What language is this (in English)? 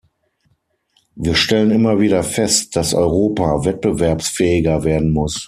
German